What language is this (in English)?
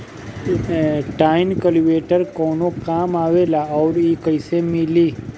Bhojpuri